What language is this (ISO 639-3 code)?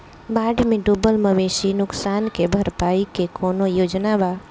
bho